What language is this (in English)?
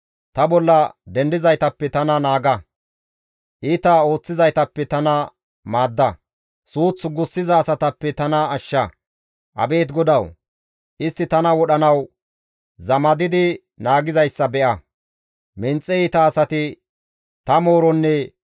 Gamo